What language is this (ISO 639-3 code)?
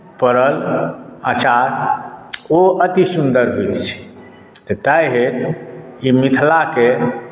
mai